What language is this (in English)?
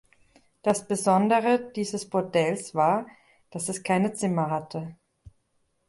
German